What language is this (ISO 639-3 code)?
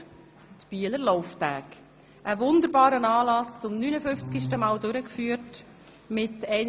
gsw